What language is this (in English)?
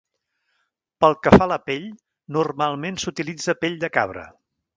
Catalan